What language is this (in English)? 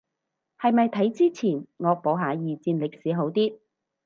Cantonese